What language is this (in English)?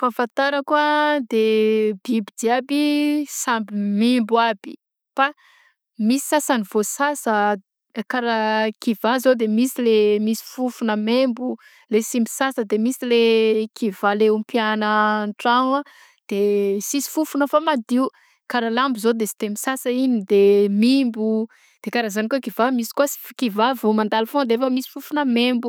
Southern Betsimisaraka Malagasy